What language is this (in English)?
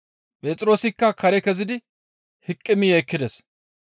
Gamo